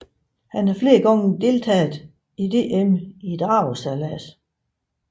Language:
Danish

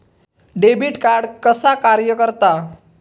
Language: Marathi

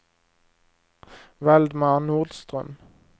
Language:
Swedish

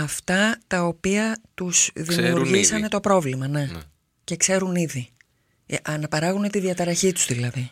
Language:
Greek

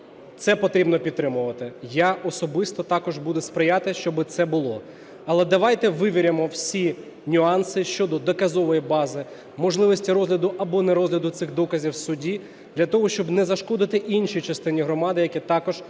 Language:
Ukrainian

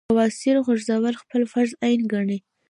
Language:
Pashto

